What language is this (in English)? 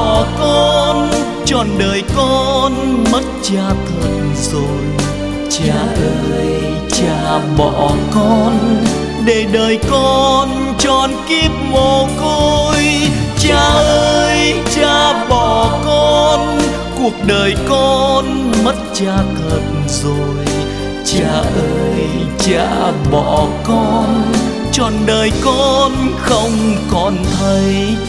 Vietnamese